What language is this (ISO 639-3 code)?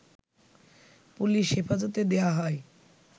ben